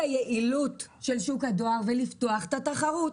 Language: Hebrew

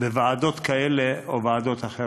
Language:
Hebrew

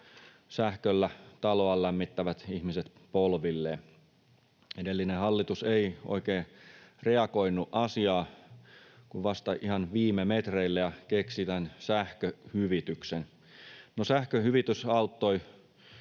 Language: Finnish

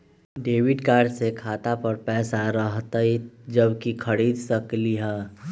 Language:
Magahi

